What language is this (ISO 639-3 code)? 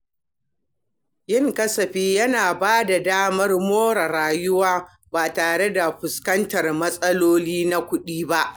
hau